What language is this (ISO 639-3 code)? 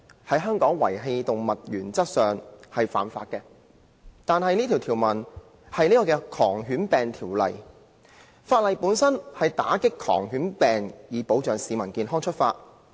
yue